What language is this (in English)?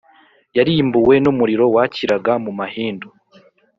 Kinyarwanda